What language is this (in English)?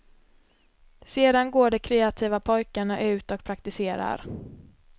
Swedish